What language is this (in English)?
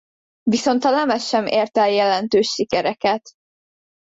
Hungarian